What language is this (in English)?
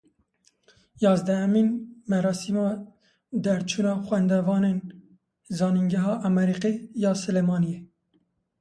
Kurdish